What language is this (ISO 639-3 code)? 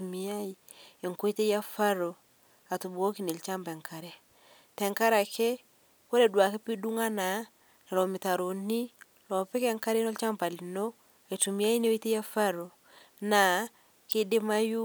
mas